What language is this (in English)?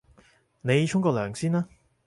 Cantonese